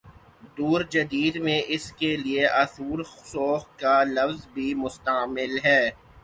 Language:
Urdu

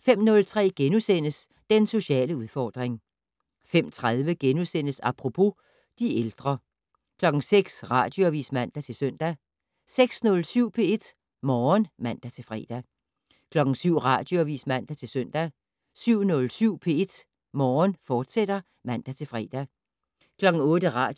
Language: Danish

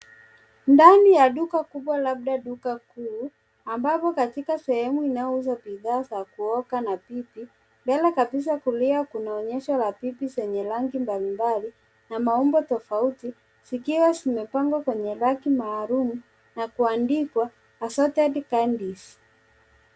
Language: Swahili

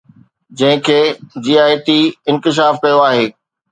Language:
Sindhi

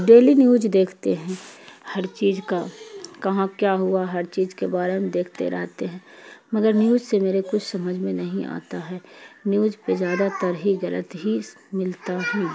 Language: Urdu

